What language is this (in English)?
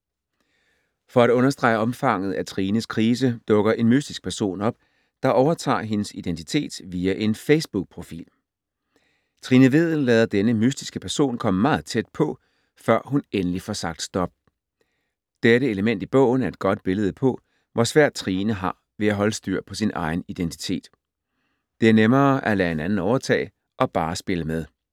Danish